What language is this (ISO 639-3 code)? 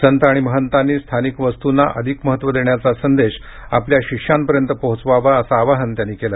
mar